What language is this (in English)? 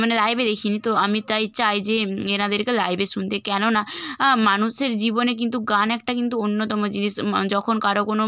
Bangla